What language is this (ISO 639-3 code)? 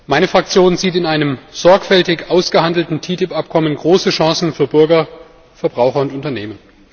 deu